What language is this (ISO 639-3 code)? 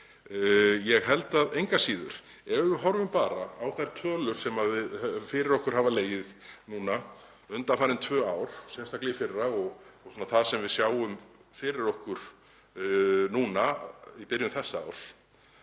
isl